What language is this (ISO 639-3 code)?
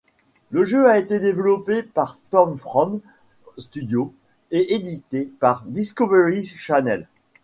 fra